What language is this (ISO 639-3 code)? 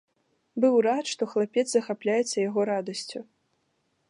bel